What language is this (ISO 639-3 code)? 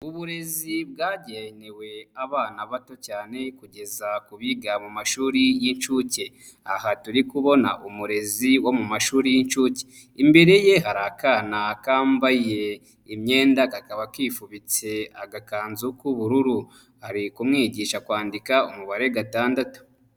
kin